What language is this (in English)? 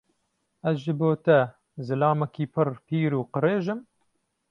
Kurdish